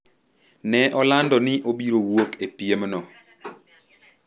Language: Luo (Kenya and Tanzania)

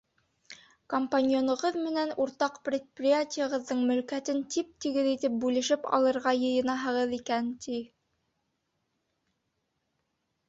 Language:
Bashkir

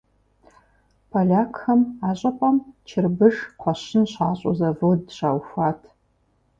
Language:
Kabardian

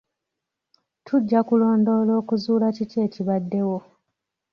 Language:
Ganda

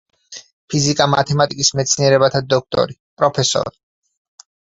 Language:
Georgian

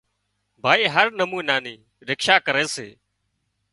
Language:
Wadiyara Koli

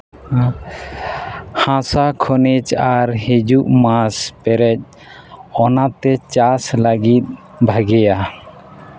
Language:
Santali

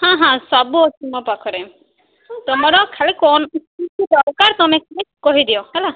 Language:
Odia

